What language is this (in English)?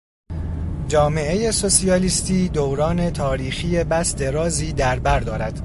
Persian